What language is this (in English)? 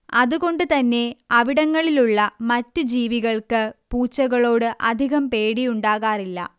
Malayalam